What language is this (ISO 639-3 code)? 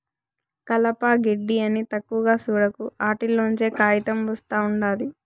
tel